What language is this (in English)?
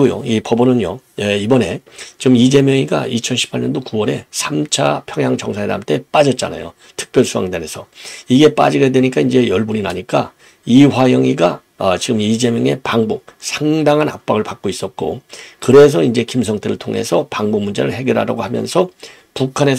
Korean